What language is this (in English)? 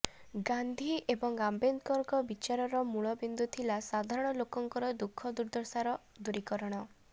Odia